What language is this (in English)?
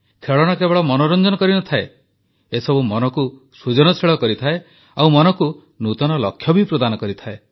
Odia